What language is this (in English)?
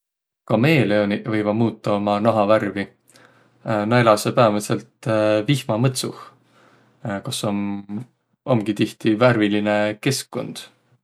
Võro